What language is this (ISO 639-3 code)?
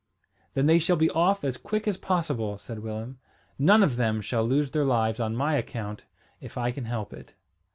eng